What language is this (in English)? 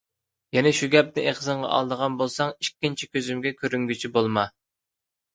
Uyghur